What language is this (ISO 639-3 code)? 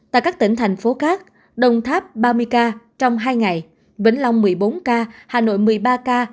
vie